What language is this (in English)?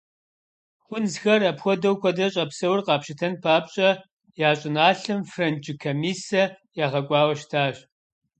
Kabardian